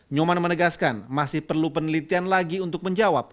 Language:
Indonesian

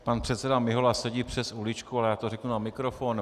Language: Czech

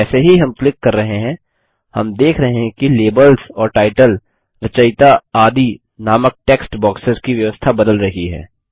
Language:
Hindi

